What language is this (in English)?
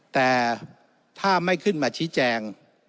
Thai